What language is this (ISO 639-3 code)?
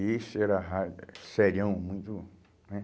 por